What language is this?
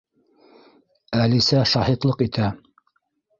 Bashkir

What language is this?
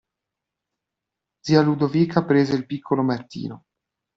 Italian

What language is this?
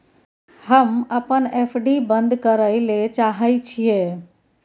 Maithili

